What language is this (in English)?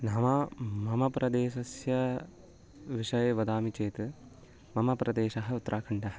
Sanskrit